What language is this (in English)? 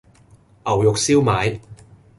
Cantonese